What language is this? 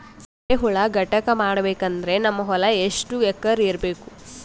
Kannada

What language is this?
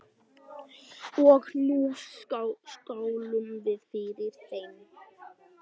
Icelandic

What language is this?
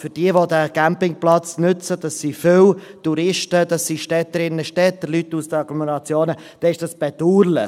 Swiss German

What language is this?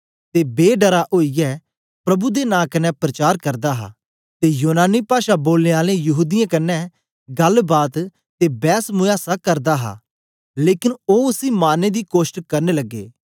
Dogri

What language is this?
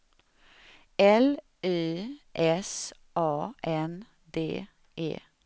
Swedish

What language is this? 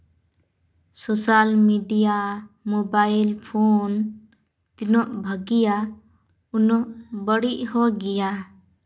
Santali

